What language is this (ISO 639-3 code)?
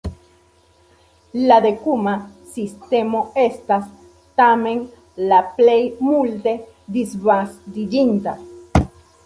epo